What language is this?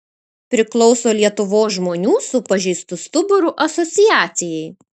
Lithuanian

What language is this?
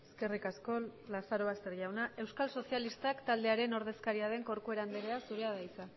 Basque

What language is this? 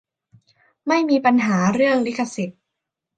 Thai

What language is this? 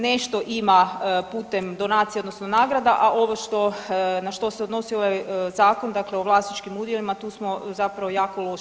Croatian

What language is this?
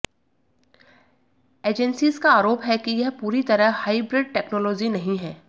Hindi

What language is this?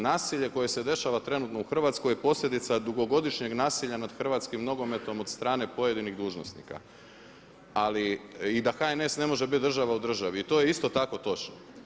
Croatian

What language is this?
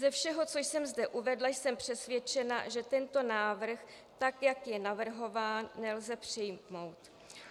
Czech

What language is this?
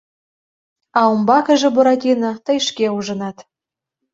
Mari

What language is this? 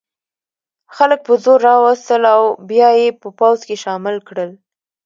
Pashto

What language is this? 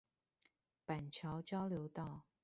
Chinese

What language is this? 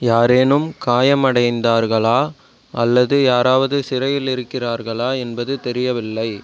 Tamil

